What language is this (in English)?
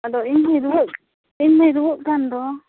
Santali